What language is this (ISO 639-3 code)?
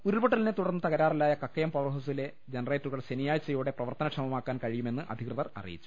mal